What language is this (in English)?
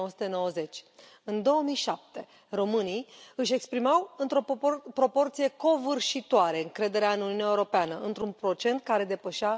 Romanian